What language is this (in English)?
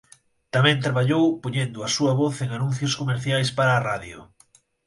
Galician